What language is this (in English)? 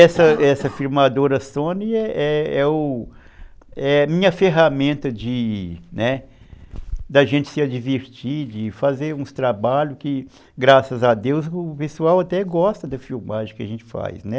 Portuguese